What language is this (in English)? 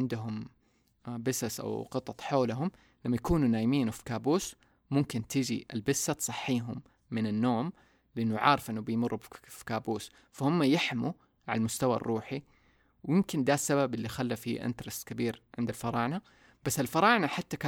Arabic